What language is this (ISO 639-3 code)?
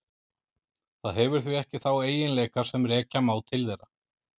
isl